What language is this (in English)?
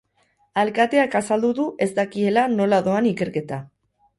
Basque